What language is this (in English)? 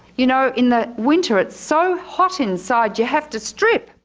English